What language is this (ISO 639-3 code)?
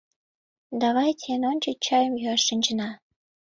chm